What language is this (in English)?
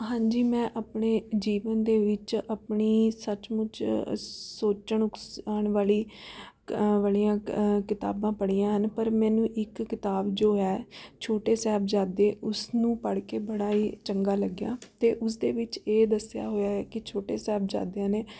Punjabi